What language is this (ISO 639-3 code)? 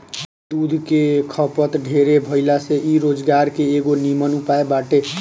bho